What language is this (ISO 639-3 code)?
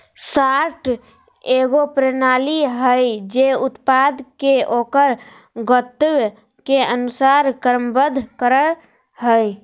mag